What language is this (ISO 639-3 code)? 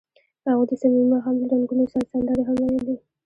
pus